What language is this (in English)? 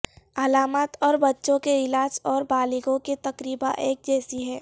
Urdu